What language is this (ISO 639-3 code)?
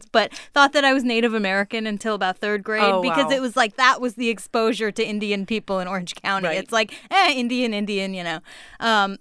eng